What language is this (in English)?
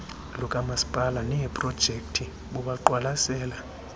Xhosa